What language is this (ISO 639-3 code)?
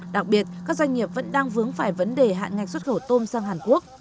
vie